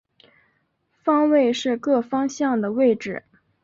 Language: Chinese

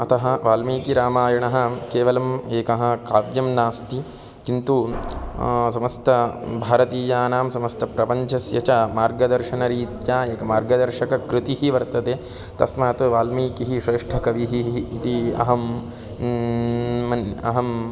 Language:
Sanskrit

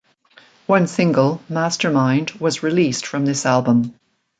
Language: English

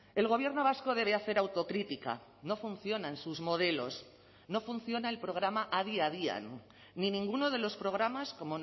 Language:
Spanish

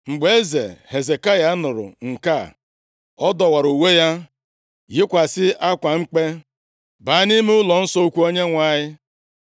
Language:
Igbo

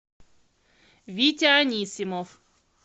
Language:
Russian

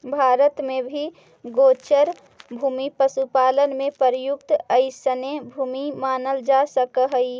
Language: Magahi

